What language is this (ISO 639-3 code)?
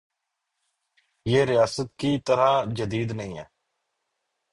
urd